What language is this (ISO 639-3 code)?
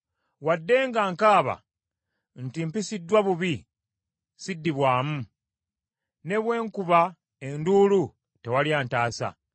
lug